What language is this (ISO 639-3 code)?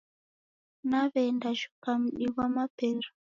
dav